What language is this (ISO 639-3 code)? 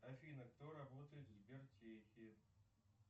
rus